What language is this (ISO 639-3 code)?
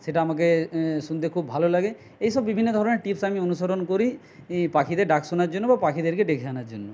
ben